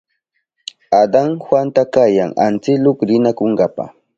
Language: Southern Pastaza Quechua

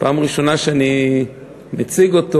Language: Hebrew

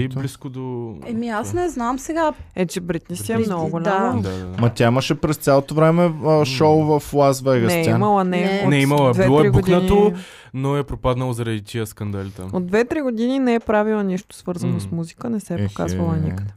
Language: Bulgarian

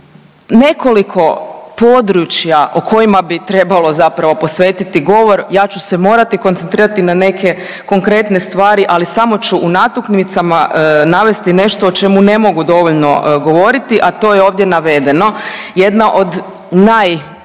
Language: Croatian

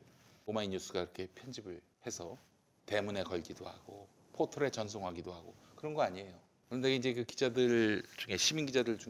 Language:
Korean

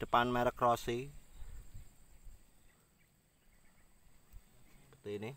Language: Indonesian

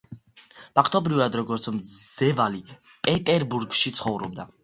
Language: Georgian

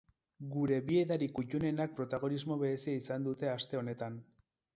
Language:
Basque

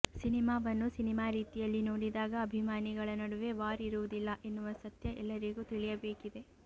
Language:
Kannada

